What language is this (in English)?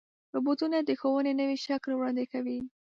Pashto